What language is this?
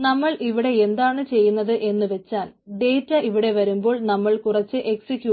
Malayalam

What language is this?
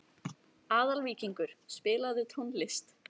Icelandic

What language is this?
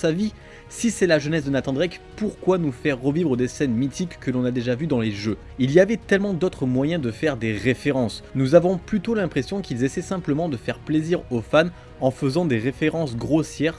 French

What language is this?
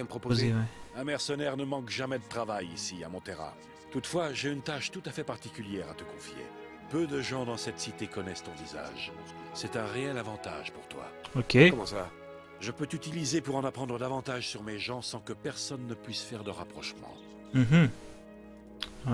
French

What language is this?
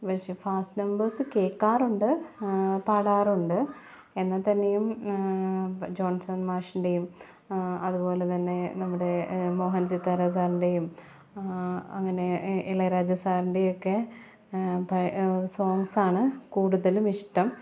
Malayalam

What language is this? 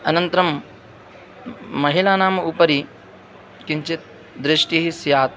Sanskrit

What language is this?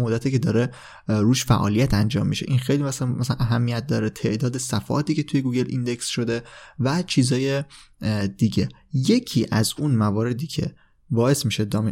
Persian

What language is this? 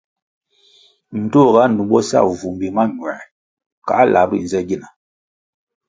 Kwasio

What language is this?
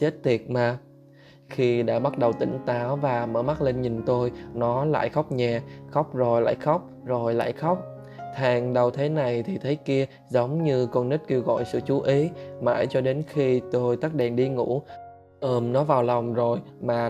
Vietnamese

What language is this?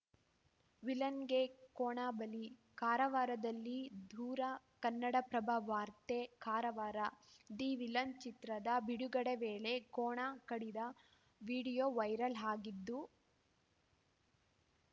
Kannada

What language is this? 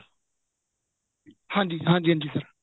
Punjabi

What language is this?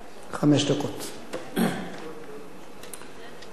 Hebrew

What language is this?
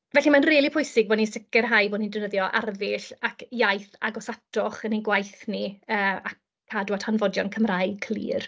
Welsh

